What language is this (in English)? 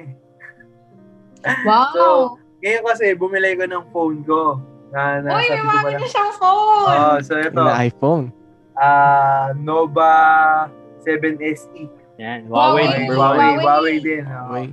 Filipino